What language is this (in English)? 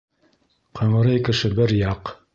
Bashkir